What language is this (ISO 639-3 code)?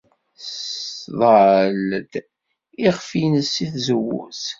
kab